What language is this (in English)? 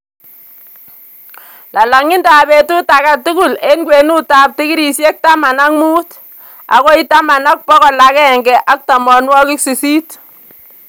Kalenjin